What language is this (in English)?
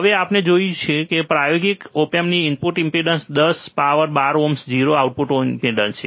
Gujarati